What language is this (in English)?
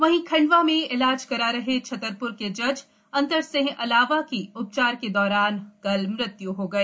Hindi